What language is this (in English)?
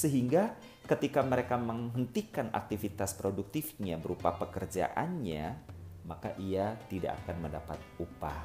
Indonesian